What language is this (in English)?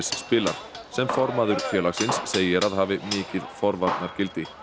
Icelandic